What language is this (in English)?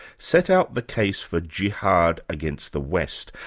English